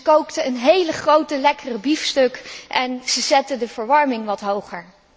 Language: Dutch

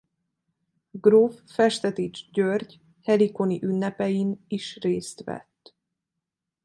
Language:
Hungarian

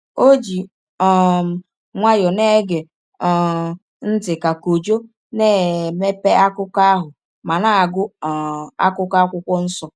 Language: Igbo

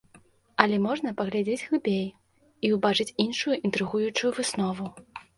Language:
Belarusian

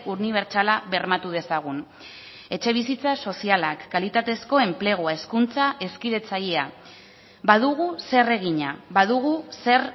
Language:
Basque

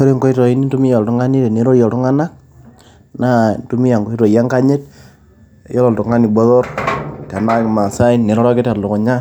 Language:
Masai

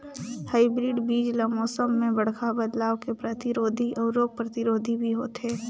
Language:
Chhattisgarhi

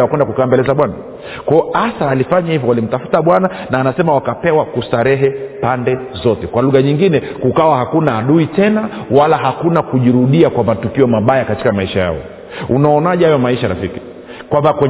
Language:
Swahili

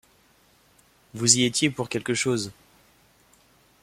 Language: French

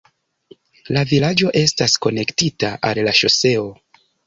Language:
Esperanto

